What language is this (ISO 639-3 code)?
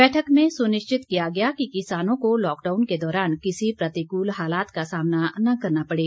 hin